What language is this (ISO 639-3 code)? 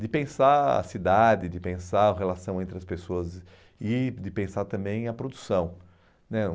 por